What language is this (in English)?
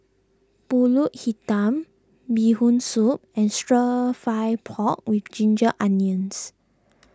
English